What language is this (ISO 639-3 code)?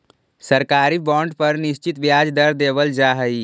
mag